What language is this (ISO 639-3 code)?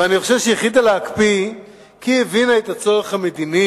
heb